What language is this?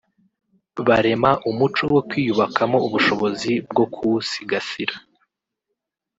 Kinyarwanda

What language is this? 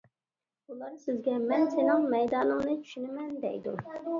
Uyghur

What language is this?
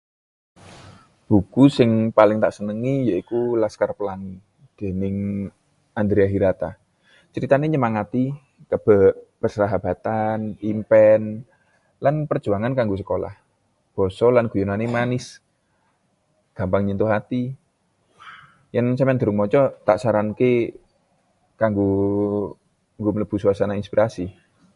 Javanese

